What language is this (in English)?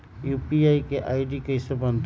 Magahi